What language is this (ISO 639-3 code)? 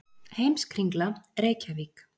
isl